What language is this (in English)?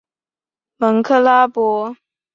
Chinese